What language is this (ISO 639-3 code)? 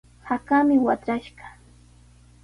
qws